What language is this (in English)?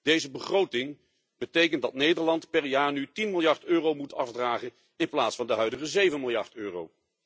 Dutch